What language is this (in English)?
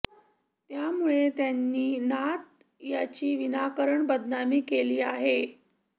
Marathi